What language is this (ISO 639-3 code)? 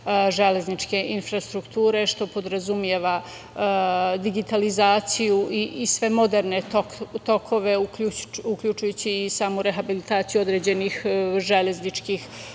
srp